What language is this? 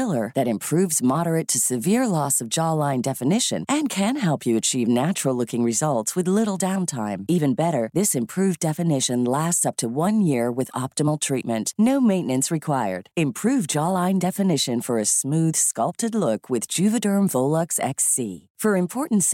Filipino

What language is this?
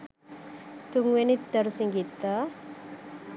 Sinhala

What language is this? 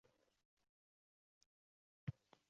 Uzbek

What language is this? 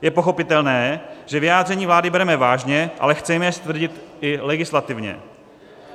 Czech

